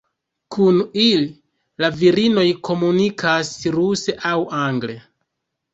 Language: Esperanto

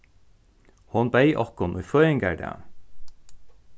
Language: Faroese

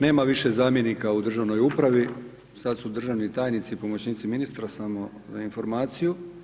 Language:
Croatian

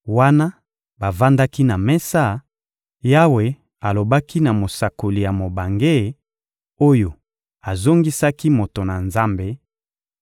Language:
Lingala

